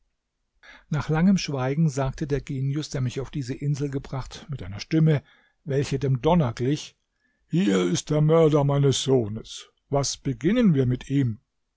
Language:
German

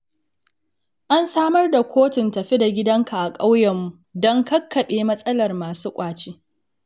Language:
Hausa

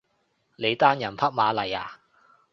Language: Cantonese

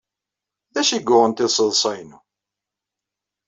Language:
Kabyle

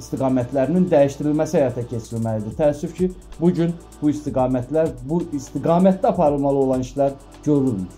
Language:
Turkish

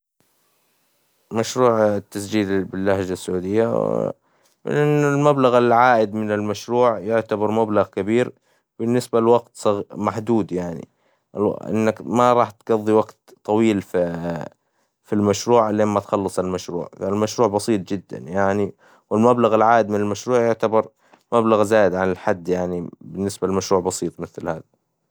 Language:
Hijazi Arabic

